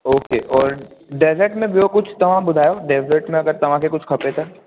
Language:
Sindhi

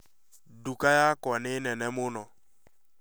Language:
Kikuyu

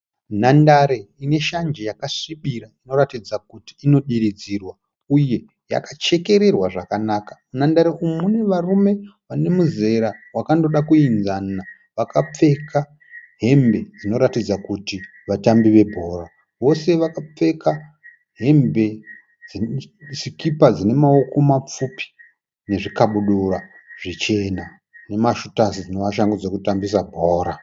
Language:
Shona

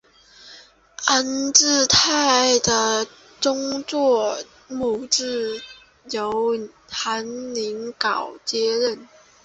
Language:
Chinese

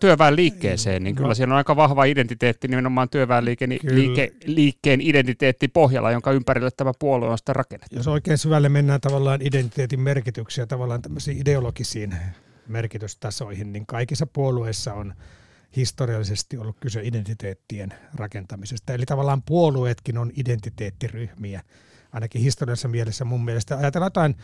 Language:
Finnish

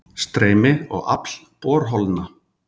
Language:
Icelandic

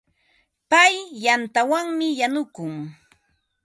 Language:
Ambo-Pasco Quechua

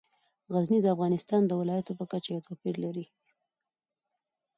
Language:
Pashto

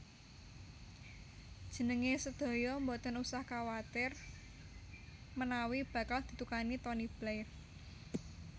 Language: Javanese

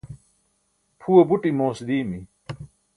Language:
Burushaski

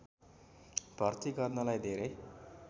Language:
Nepali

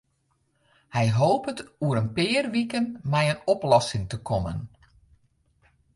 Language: Western Frisian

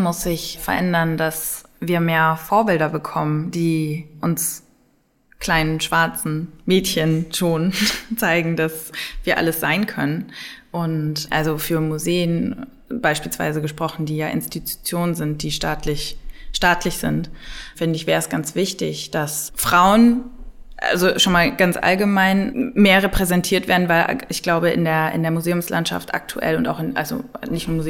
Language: German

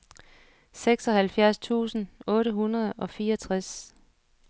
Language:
Danish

